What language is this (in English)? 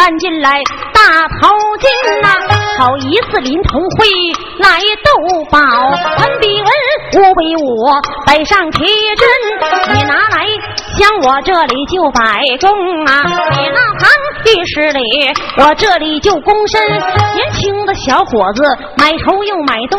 Chinese